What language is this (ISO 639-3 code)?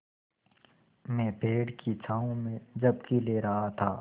hin